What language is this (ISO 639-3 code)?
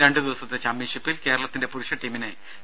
mal